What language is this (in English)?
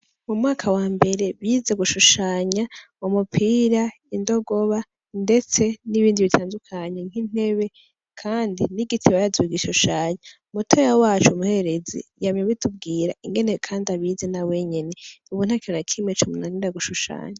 Rundi